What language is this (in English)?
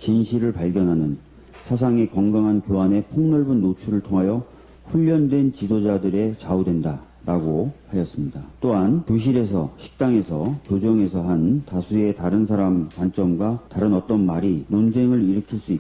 Korean